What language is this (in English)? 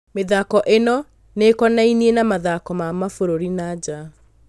Kikuyu